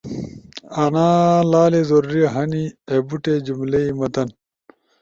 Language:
Ushojo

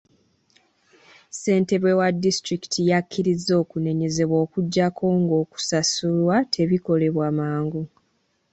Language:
Ganda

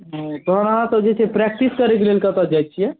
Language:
Maithili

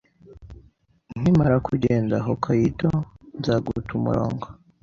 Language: Kinyarwanda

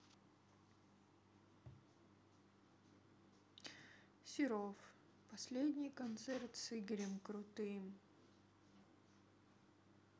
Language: Russian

